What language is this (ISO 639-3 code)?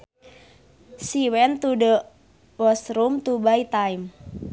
sun